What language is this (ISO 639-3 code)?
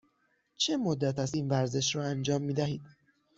fas